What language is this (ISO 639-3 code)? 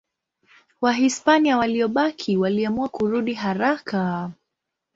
swa